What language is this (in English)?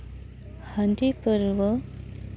Santali